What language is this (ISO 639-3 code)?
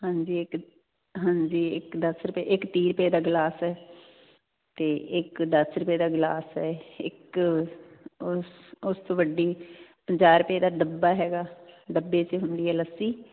pan